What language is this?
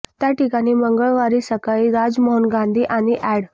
Marathi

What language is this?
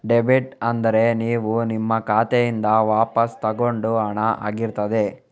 Kannada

